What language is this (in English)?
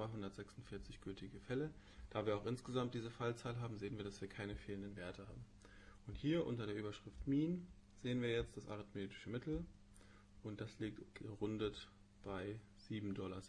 German